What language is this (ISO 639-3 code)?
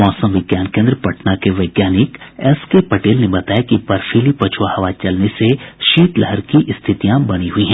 hin